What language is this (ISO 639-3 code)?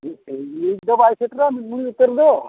sat